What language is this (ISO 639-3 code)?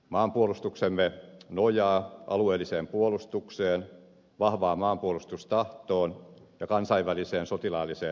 fin